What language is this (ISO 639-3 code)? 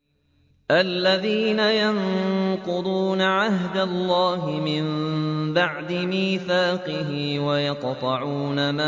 ara